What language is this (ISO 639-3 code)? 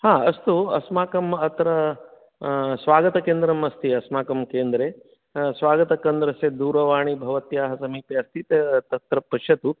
san